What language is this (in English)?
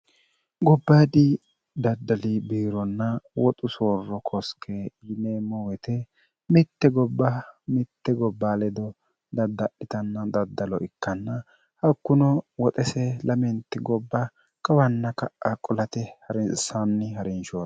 Sidamo